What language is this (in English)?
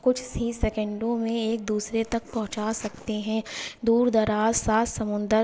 Urdu